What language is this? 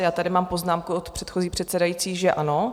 Czech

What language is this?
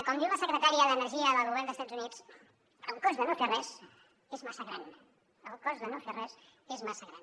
Catalan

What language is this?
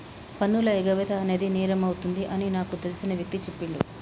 Telugu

